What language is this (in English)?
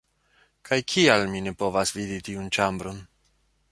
Esperanto